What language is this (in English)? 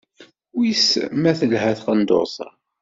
Kabyle